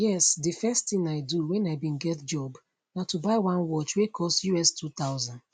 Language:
Nigerian Pidgin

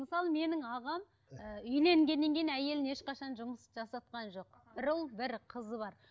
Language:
Kazakh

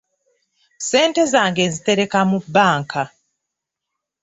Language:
Ganda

